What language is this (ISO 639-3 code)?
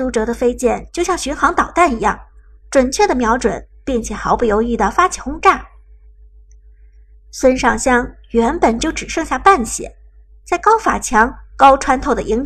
zho